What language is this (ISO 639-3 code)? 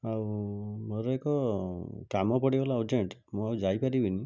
ori